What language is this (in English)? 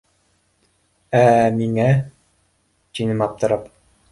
Bashkir